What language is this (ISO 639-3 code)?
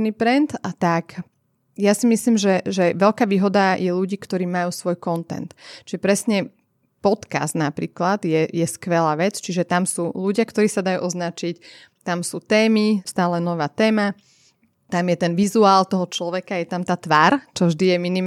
slk